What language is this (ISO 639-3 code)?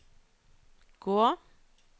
nor